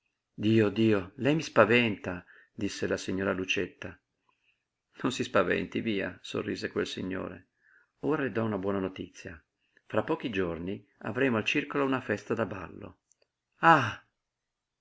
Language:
Italian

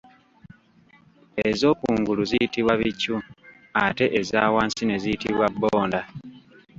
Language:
Ganda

